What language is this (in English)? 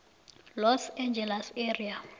South Ndebele